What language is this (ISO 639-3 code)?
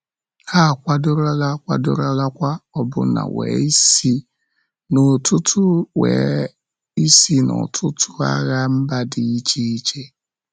ibo